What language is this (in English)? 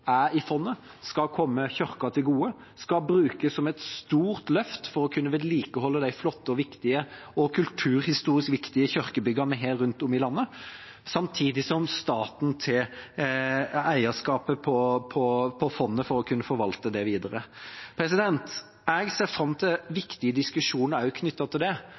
Norwegian Bokmål